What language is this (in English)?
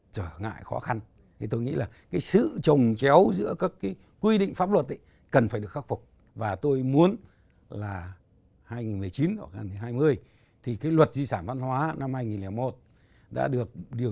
Vietnamese